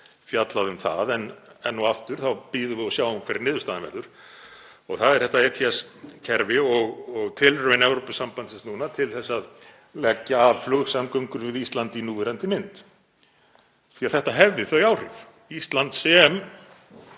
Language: Icelandic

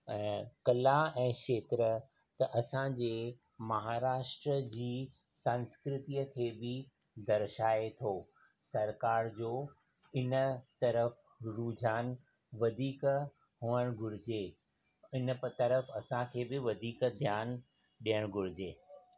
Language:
Sindhi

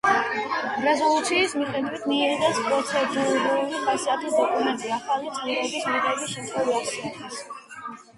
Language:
Georgian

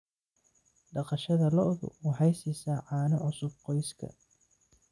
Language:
Somali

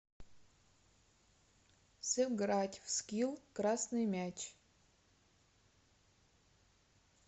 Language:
Russian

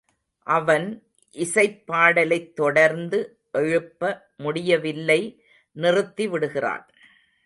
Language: Tamil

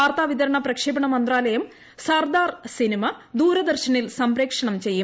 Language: Malayalam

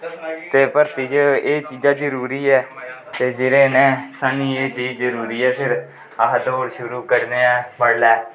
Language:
Dogri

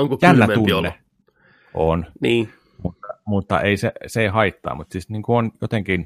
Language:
Finnish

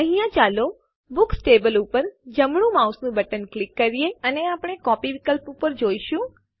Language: Gujarati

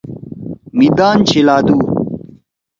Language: Torwali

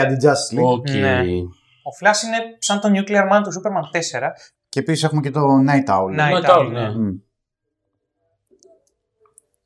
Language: Greek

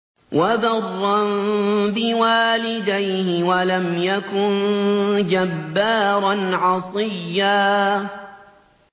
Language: Arabic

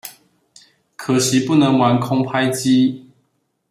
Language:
Chinese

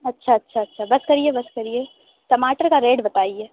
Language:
Urdu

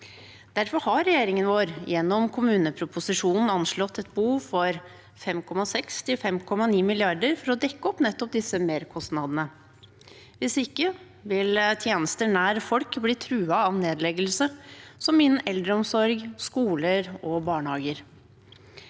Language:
Norwegian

